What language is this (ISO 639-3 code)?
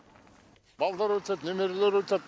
kaz